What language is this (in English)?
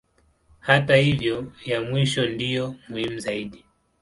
Swahili